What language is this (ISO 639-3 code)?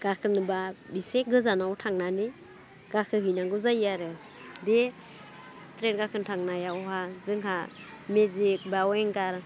brx